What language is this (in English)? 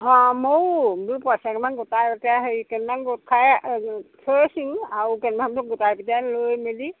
Assamese